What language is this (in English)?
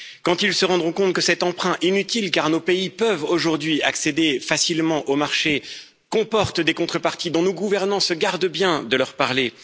French